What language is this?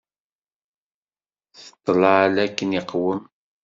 Kabyle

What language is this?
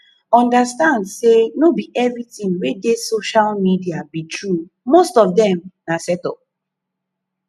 Nigerian Pidgin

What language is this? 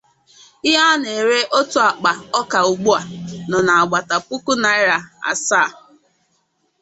Igbo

